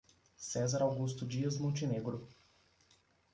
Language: Portuguese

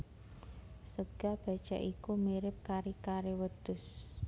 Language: Javanese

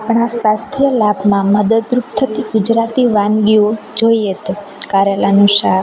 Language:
Gujarati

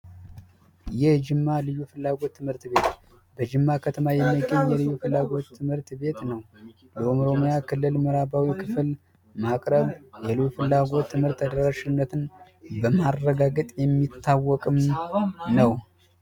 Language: Amharic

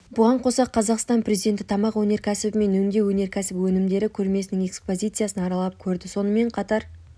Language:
Kazakh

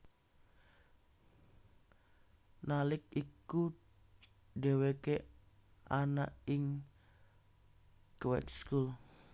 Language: Javanese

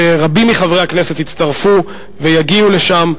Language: Hebrew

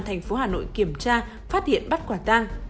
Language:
Vietnamese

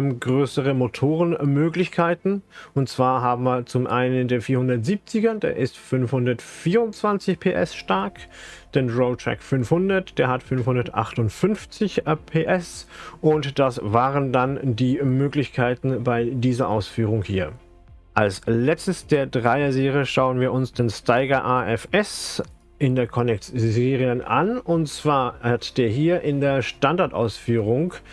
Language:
German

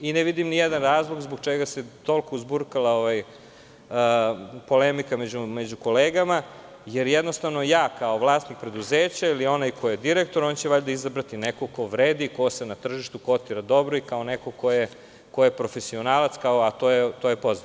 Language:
Serbian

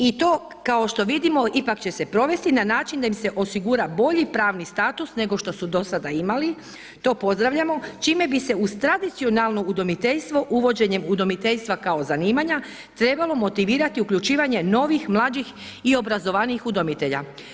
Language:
Croatian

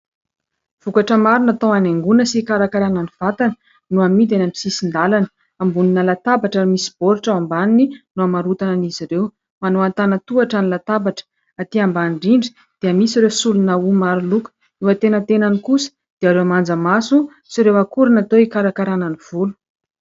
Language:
Malagasy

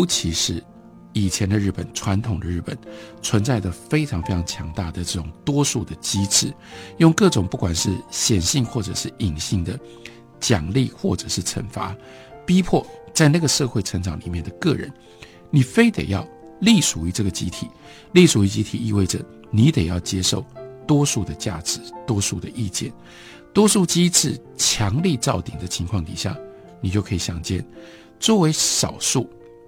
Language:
Chinese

